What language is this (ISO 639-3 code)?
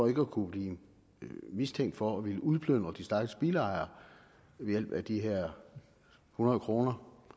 dan